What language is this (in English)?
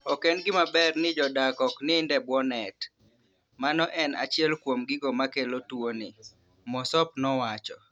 Luo (Kenya and Tanzania)